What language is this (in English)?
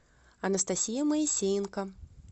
Russian